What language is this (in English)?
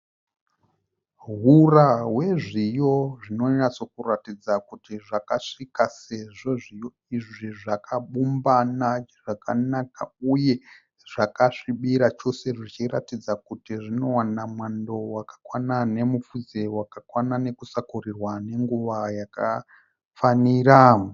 Shona